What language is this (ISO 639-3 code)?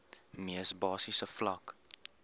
afr